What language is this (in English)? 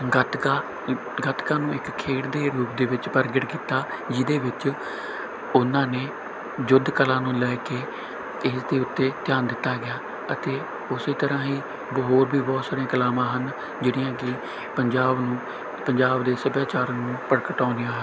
Punjabi